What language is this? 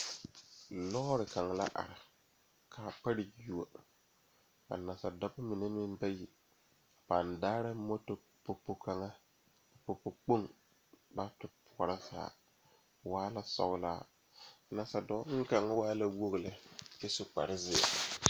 Southern Dagaare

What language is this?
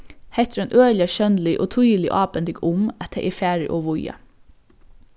Faroese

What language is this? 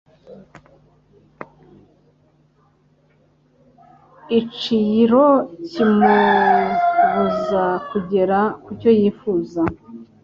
Kinyarwanda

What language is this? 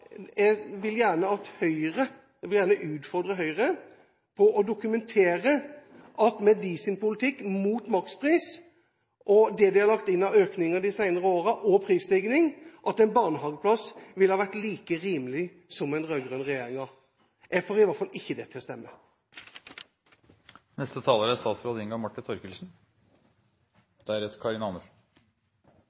Norwegian Bokmål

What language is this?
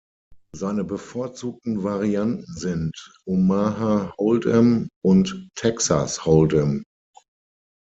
German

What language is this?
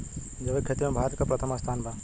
Bhojpuri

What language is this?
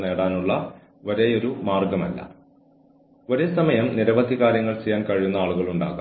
Malayalam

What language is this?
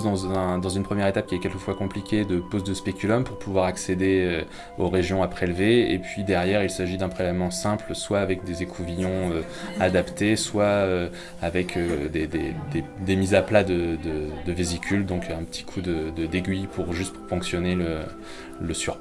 French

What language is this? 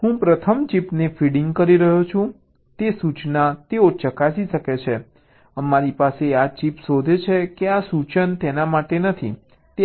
Gujarati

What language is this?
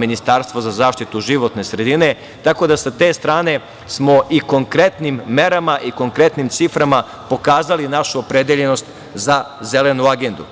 Serbian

